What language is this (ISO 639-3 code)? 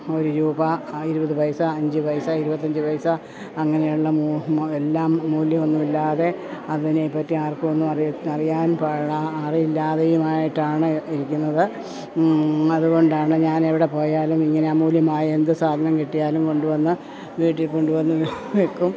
mal